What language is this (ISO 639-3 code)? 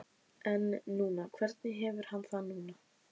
isl